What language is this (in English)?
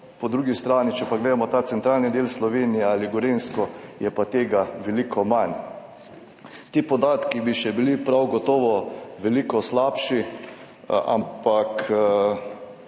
Slovenian